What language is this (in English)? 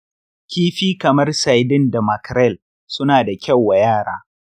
Hausa